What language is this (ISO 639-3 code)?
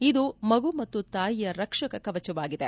kan